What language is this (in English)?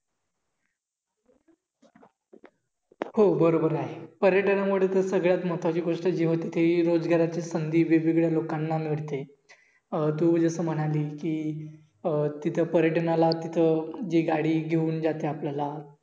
Marathi